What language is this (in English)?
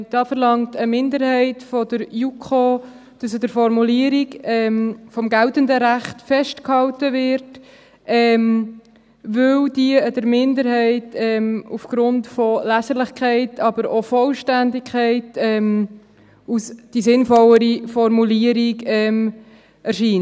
Swiss German